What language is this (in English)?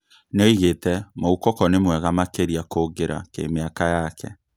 Kikuyu